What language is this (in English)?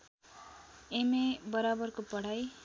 Nepali